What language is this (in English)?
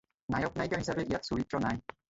Assamese